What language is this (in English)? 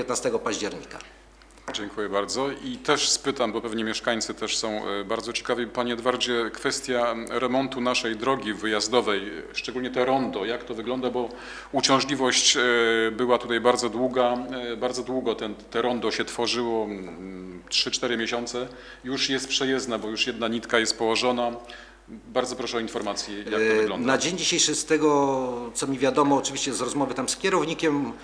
Polish